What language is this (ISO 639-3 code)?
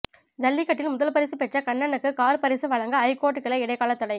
tam